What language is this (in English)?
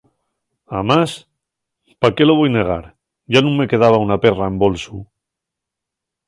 Asturian